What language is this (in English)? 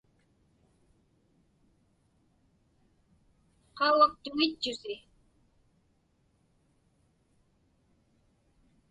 Inupiaq